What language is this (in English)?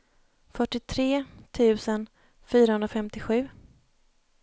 Swedish